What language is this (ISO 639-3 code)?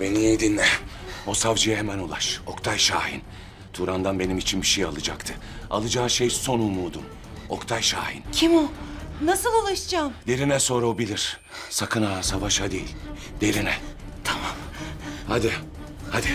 tur